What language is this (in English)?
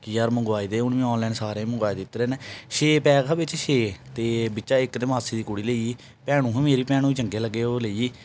Dogri